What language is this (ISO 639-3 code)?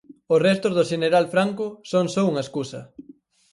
glg